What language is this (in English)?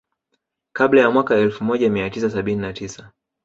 Swahili